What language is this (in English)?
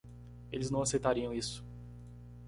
Portuguese